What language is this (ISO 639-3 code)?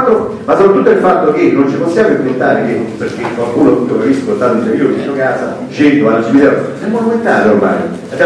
ita